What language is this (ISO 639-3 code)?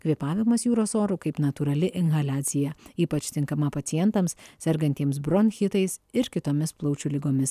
lit